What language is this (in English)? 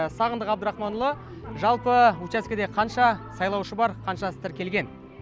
Kazakh